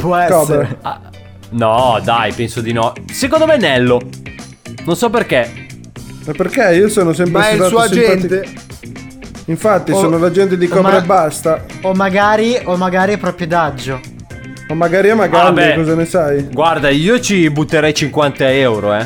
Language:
Italian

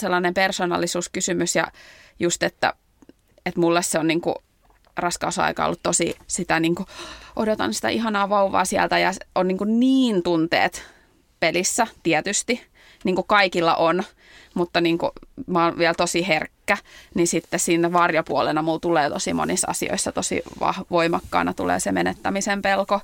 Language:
Finnish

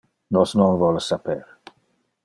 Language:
Interlingua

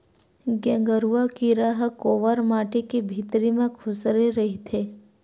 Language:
Chhattisgarhi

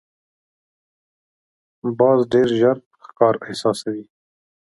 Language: Pashto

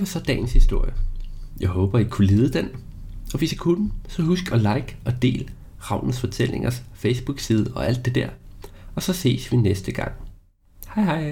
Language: Danish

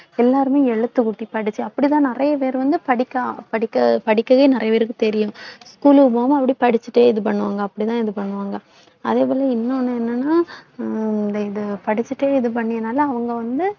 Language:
Tamil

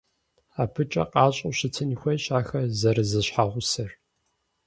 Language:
Kabardian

